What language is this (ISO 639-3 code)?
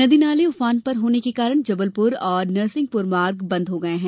hin